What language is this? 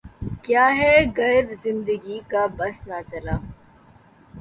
Urdu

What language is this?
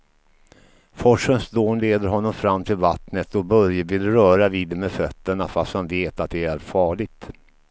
Swedish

